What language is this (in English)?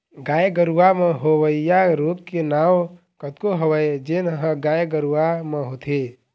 Chhattisgarhi